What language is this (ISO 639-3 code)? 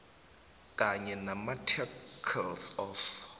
nbl